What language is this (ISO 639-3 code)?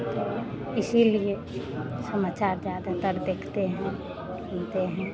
hin